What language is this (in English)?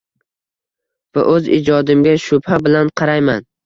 Uzbek